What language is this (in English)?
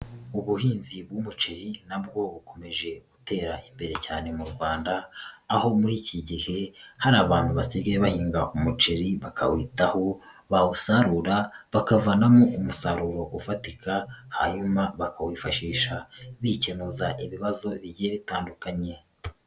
Kinyarwanda